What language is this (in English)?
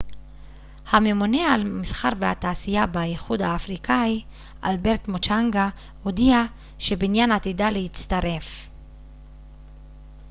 Hebrew